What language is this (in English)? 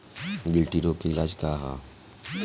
Bhojpuri